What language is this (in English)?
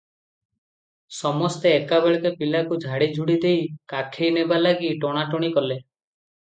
Odia